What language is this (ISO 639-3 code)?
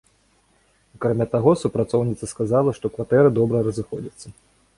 bel